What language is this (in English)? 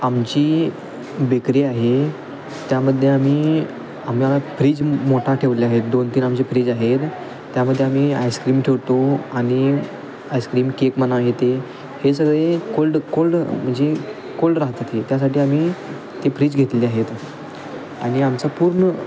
Marathi